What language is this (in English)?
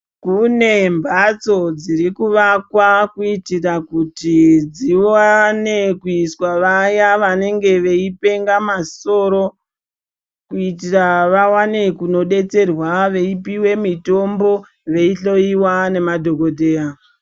Ndau